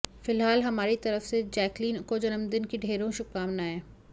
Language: Hindi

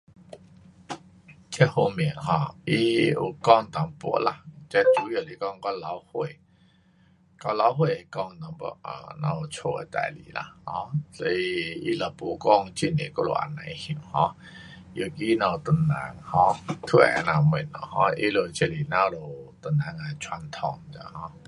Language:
Pu-Xian Chinese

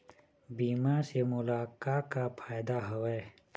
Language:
Chhattisgarhi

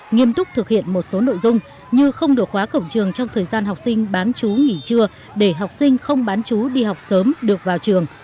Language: Vietnamese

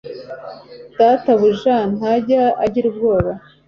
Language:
Kinyarwanda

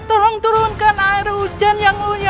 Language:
Indonesian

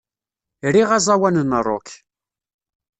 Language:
Kabyle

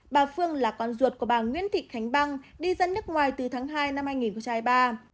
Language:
Vietnamese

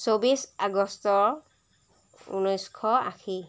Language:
Assamese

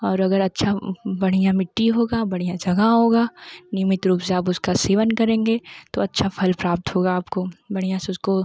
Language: Hindi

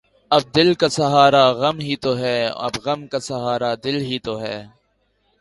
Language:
Urdu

